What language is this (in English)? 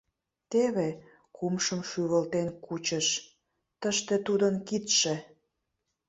Mari